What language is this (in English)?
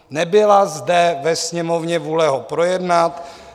Czech